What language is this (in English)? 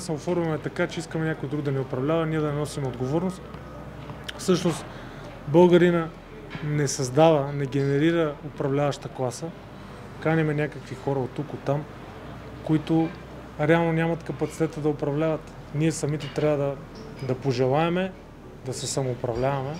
Bulgarian